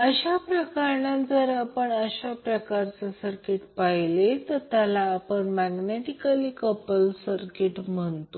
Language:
Marathi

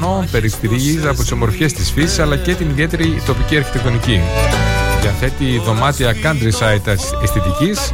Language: Greek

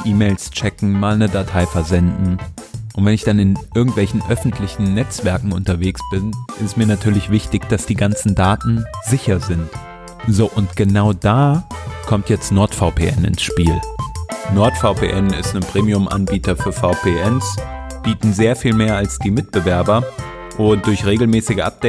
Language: German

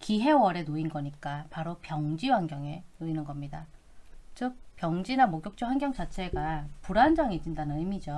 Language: Korean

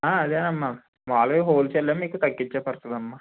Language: Telugu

